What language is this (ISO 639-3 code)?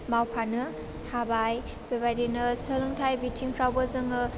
brx